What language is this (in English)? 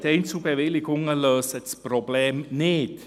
Swiss German